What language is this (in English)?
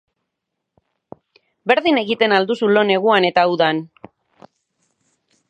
Basque